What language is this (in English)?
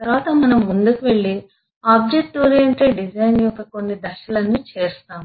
Telugu